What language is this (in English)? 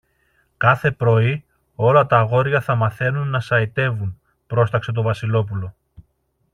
Greek